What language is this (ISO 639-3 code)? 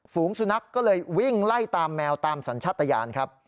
tha